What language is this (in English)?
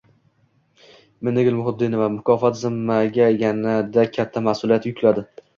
Uzbek